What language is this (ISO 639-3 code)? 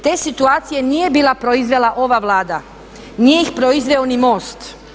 hrv